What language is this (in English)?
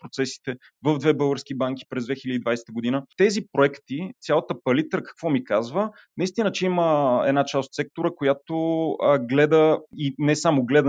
Bulgarian